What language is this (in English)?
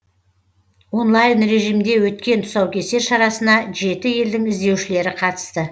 Kazakh